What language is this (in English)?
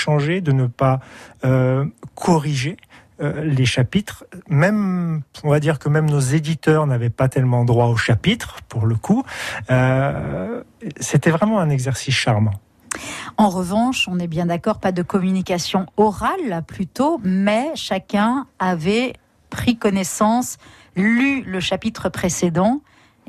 French